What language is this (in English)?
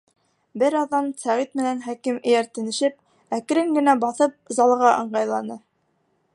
Bashkir